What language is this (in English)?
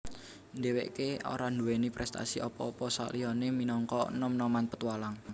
Javanese